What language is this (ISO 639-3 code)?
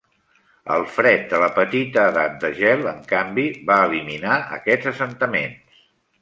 cat